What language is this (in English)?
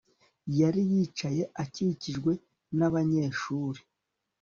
Kinyarwanda